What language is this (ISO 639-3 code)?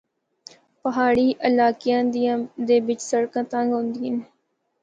hno